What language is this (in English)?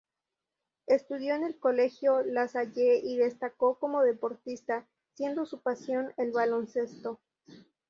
Spanish